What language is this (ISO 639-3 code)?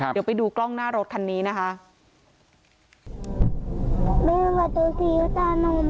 tha